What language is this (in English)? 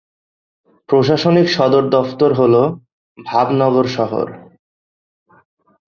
Bangla